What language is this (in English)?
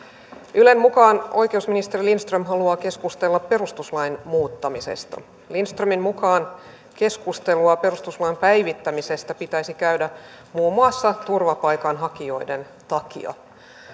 Finnish